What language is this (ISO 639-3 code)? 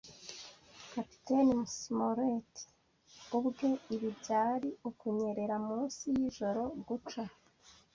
kin